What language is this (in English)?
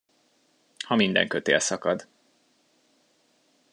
Hungarian